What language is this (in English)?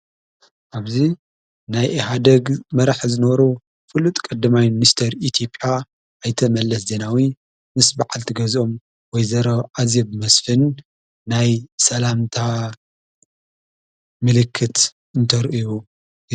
Tigrinya